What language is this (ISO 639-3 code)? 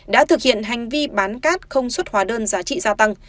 vie